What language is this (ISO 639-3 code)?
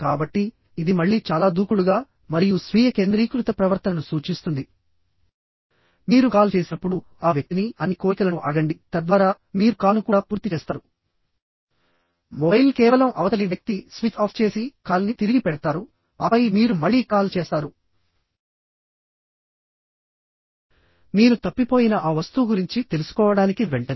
tel